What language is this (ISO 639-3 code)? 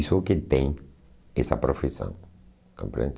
por